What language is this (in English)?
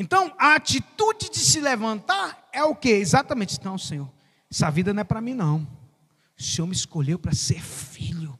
Portuguese